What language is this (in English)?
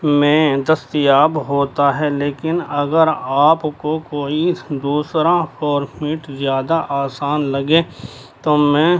Urdu